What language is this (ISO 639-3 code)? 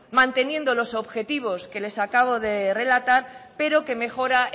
spa